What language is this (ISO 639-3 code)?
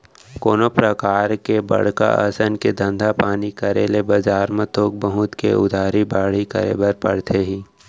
hne